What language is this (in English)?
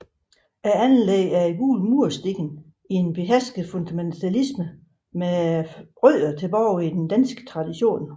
Danish